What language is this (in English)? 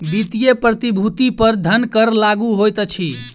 Maithili